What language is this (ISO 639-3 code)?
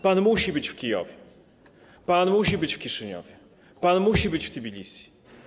pol